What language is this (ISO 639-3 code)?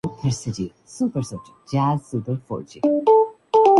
urd